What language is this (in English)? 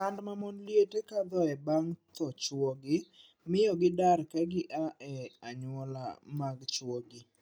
Luo (Kenya and Tanzania)